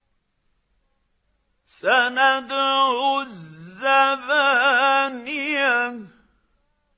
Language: Arabic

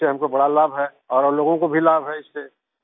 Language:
Hindi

